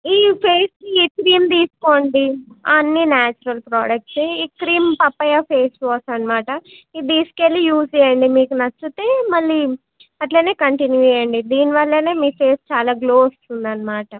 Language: Telugu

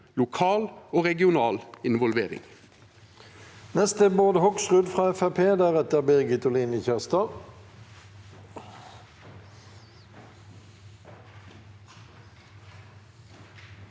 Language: Norwegian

